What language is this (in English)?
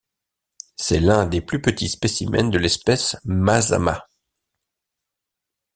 French